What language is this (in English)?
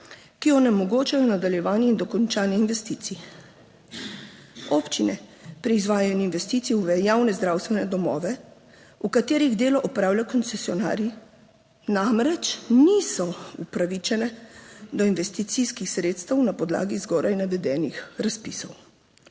Slovenian